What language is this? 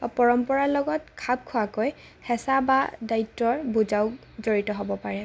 Assamese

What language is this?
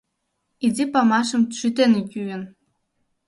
Mari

